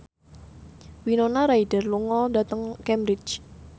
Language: Javanese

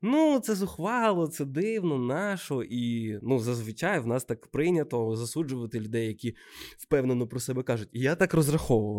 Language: Ukrainian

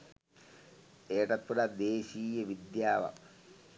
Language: Sinhala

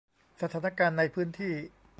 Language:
Thai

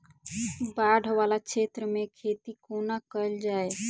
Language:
Maithili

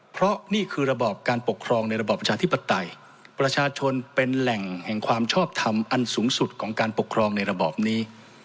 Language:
Thai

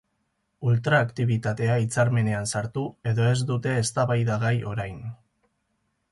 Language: Basque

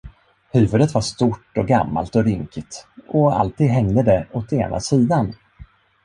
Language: Swedish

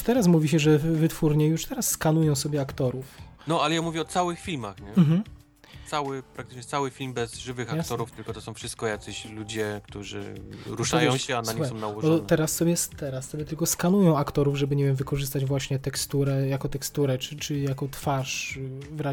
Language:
Polish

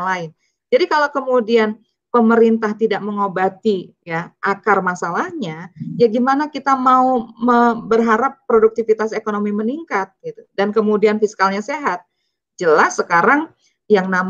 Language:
Indonesian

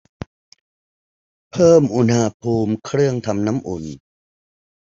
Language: Thai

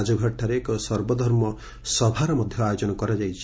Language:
Odia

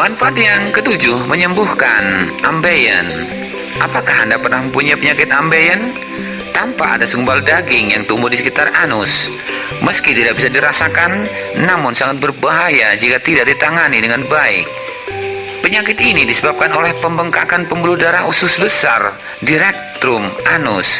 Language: Indonesian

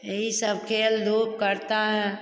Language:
Hindi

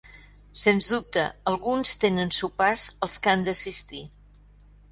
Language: Catalan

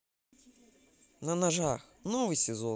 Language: Russian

